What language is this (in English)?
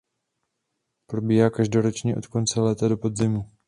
Czech